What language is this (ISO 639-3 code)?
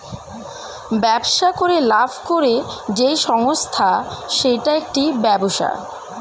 ben